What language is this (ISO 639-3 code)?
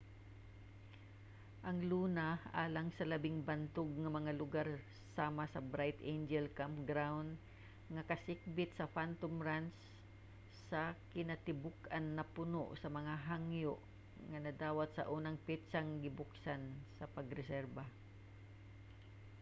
ceb